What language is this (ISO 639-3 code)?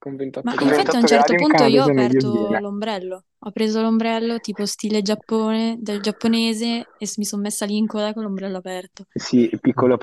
ita